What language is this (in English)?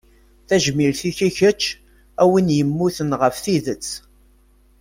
Kabyle